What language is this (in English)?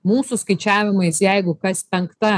Lithuanian